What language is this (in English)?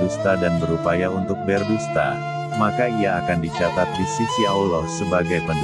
Indonesian